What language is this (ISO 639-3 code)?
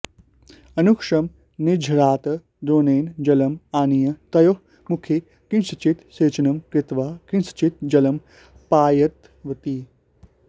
san